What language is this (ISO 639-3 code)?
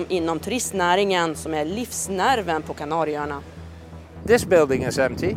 swe